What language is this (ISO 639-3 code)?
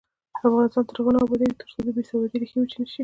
pus